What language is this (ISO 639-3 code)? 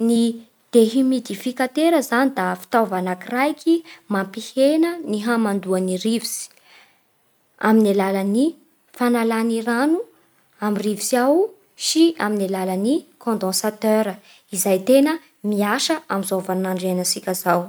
bhr